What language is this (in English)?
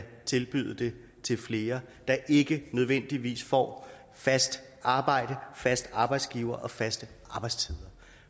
Danish